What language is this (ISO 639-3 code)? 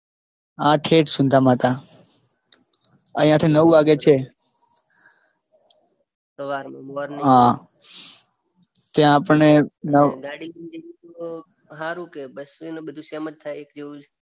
guj